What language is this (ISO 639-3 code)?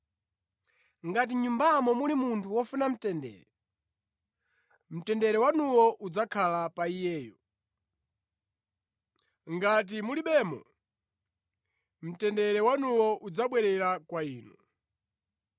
nya